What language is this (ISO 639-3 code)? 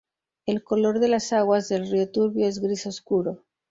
spa